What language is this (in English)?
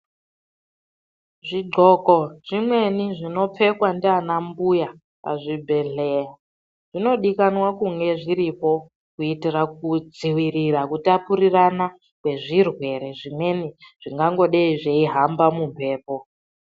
Ndau